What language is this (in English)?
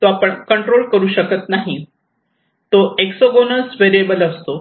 Marathi